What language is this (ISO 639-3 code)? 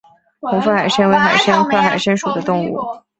zho